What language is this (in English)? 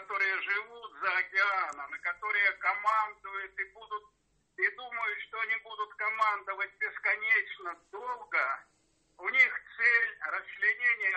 Russian